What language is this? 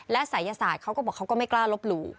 Thai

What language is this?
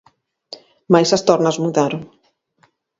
Galician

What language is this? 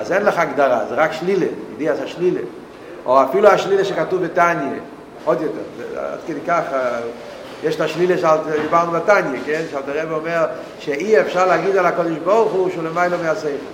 Hebrew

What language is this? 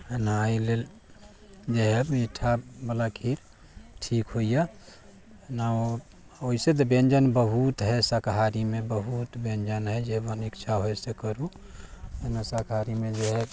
Maithili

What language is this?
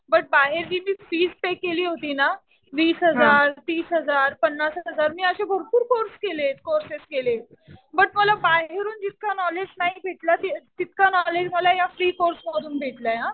Marathi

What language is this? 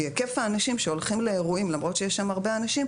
Hebrew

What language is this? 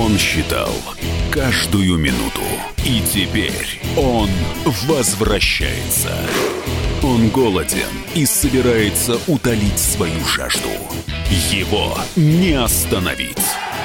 Russian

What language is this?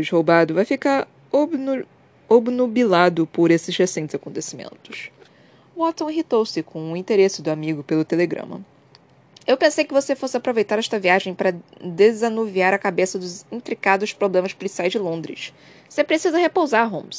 Portuguese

